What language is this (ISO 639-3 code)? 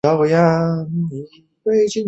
zho